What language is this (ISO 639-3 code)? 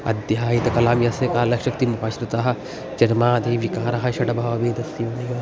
san